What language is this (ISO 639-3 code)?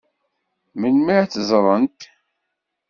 kab